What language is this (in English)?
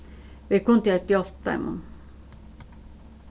Faroese